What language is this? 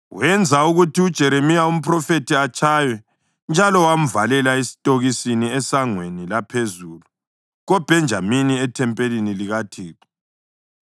North Ndebele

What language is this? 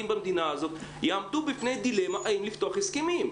Hebrew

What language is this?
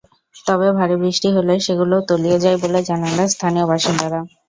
Bangla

